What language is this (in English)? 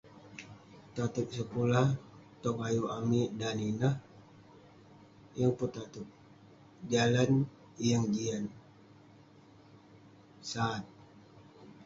Western Penan